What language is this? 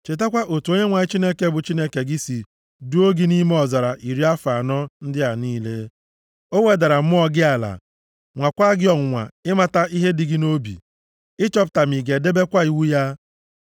Igbo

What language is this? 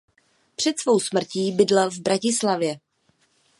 Czech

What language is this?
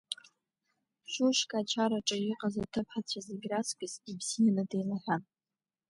Abkhazian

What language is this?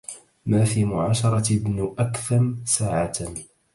Arabic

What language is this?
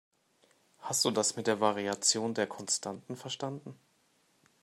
German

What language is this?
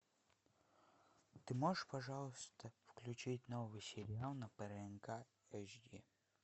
Russian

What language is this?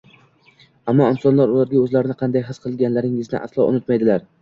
Uzbek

